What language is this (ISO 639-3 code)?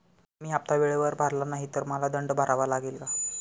mar